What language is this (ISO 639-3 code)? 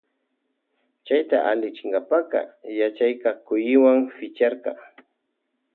qvj